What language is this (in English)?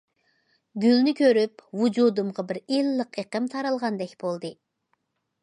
Uyghur